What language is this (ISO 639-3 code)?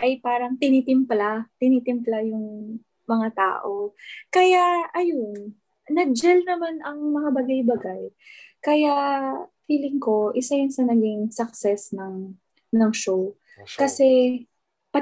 fil